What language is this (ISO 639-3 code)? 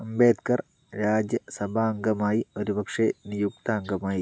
mal